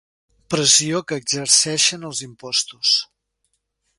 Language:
Catalan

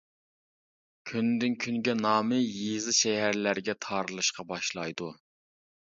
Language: Uyghur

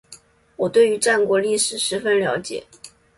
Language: Chinese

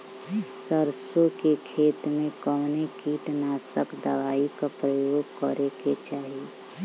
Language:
Bhojpuri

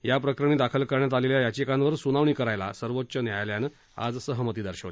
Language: Marathi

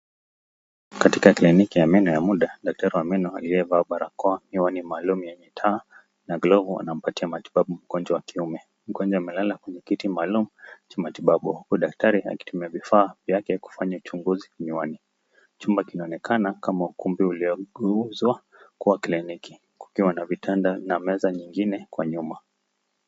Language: Swahili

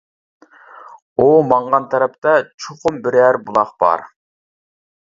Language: Uyghur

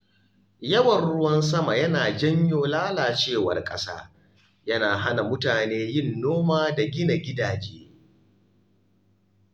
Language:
Hausa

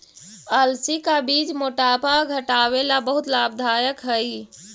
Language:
Magahi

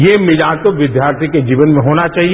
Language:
Hindi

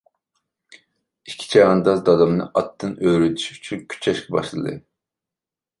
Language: Uyghur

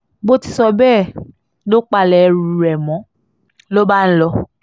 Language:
Yoruba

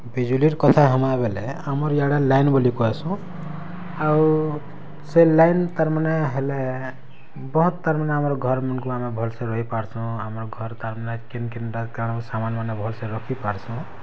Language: Odia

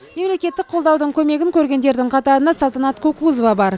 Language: Kazakh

